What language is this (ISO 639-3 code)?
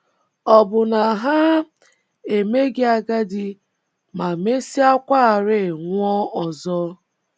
ibo